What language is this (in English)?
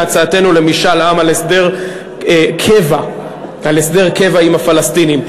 Hebrew